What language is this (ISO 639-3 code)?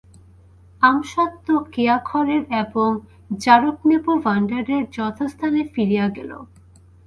ben